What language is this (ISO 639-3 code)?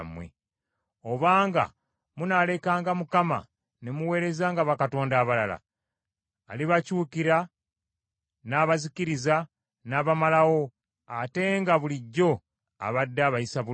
lug